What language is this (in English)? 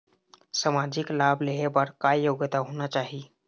Chhattisgarhi